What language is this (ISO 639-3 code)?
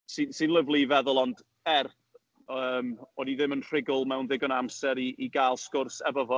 cym